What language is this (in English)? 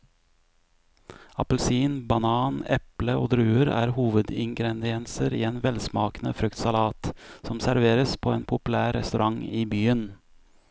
Norwegian